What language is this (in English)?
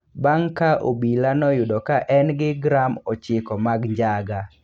Luo (Kenya and Tanzania)